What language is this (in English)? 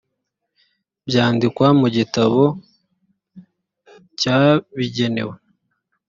Kinyarwanda